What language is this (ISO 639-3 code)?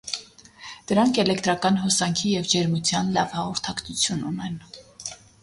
hye